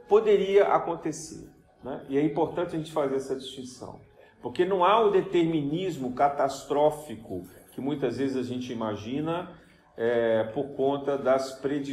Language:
Portuguese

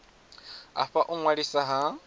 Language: Venda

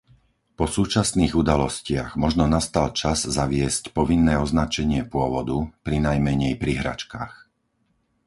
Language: Slovak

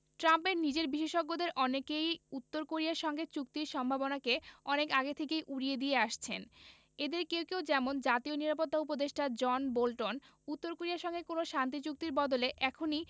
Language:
Bangla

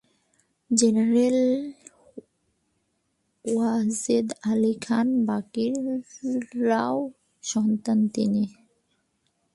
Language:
Bangla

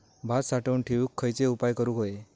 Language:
Marathi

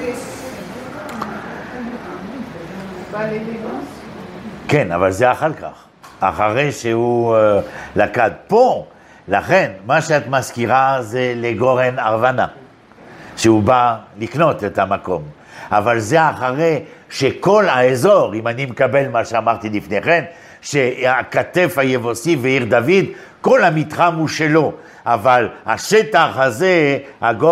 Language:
Hebrew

